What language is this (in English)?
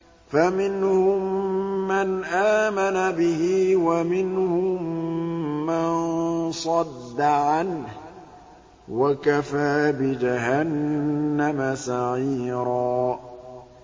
Arabic